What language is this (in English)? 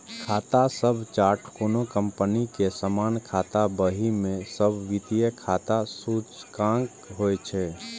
Maithili